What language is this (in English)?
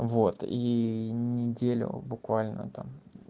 Russian